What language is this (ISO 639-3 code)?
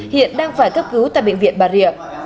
vie